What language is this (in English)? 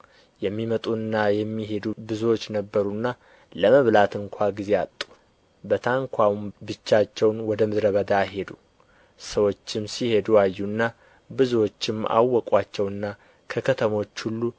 Amharic